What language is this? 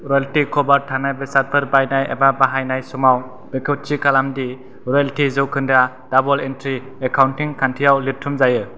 Bodo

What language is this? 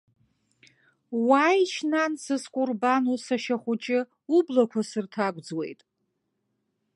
Abkhazian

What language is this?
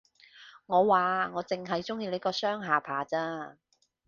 Cantonese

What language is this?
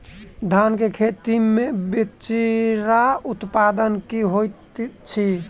Maithili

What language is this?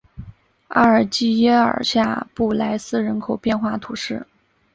Chinese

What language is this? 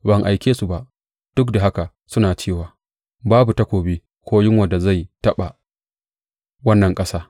Hausa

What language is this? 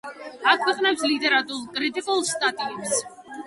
Georgian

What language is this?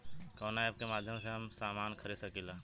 Bhojpuri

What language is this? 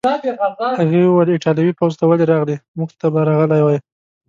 Pashto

